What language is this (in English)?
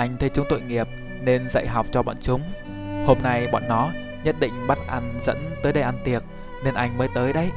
Vietnamese